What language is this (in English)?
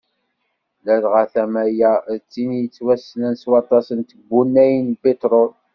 Kabyle